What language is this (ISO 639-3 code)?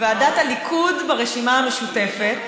heb